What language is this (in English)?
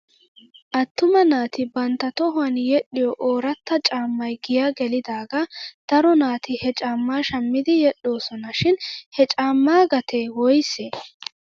Wolaytta